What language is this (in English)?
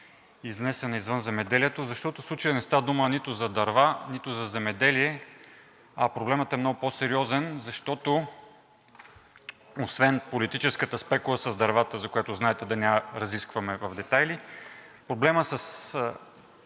Bulgarian